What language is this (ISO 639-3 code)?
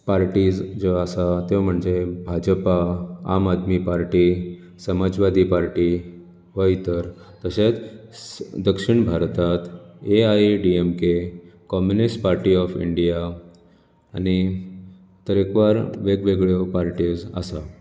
kok